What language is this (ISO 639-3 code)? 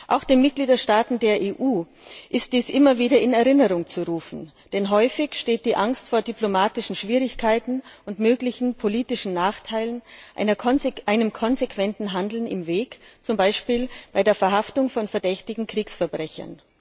deu